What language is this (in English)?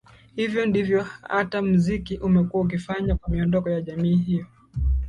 Swahili